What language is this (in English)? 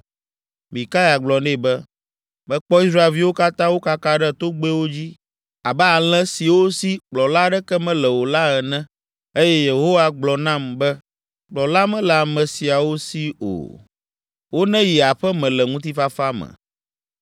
Ewe